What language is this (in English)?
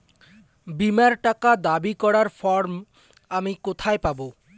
Bangla